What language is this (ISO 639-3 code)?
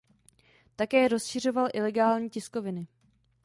ces